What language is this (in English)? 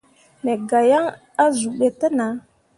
Mundang